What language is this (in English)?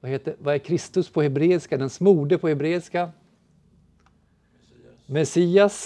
Swedish